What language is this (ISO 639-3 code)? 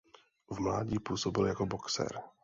ces